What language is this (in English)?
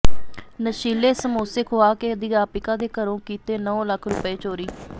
Punjabi